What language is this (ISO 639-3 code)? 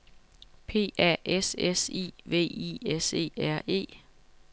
dan